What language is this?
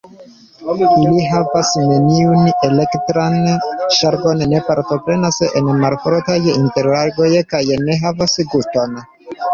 Esperanto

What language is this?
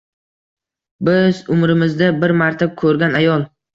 Uzbek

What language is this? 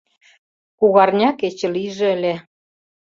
Mari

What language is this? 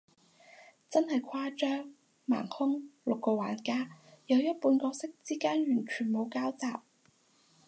Cantonese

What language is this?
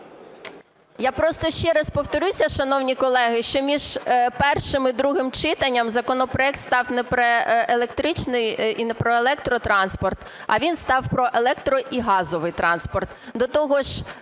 Ukrainian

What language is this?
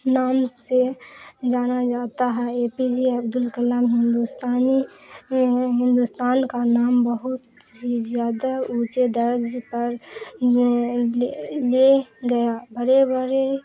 Urdu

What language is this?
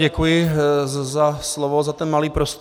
Czech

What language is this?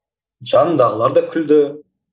Kazakh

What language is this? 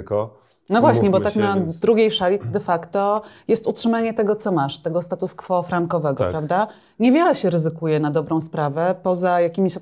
Polish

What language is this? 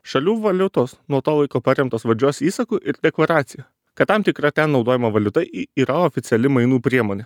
Lithuanian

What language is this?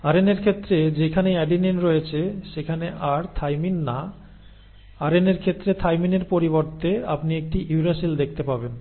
Bangla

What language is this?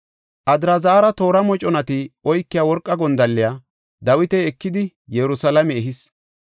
Gofa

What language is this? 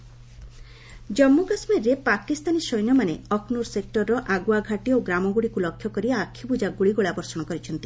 Odia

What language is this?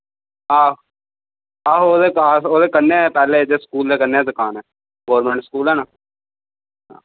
Dogri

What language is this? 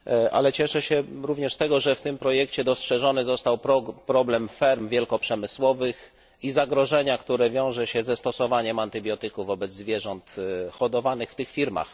Polish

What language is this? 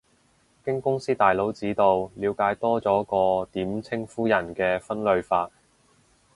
Cantonese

